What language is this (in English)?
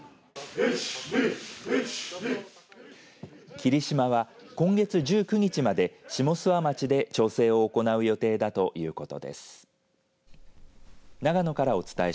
Japanese